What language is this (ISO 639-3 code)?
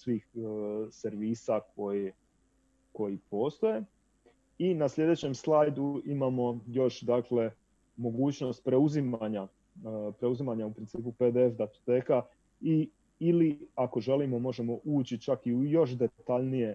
hrv